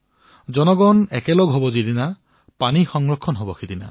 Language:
Assamese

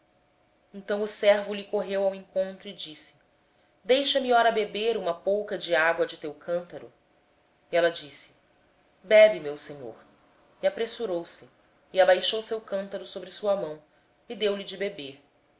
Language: Portuguese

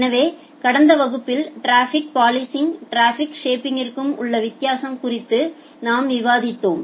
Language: Tamil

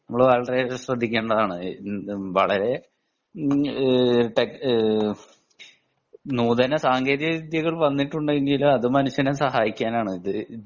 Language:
Malayalam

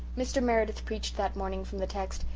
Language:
English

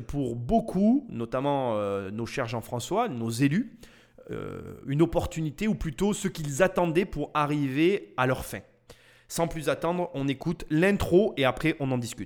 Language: French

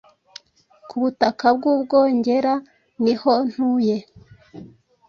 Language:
Kinyarwanda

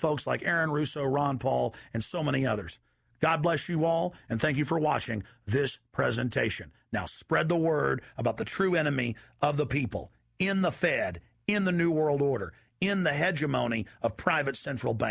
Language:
English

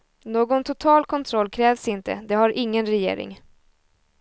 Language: Swedish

